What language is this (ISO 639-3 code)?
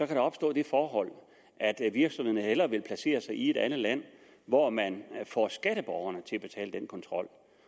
dan